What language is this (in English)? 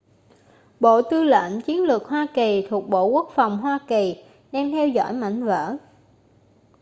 Vietnamese